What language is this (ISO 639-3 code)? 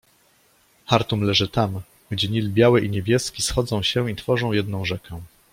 pol